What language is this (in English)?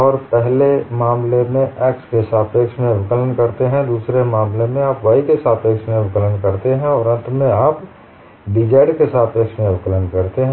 Hindi